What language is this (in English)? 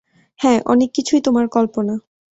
Bangla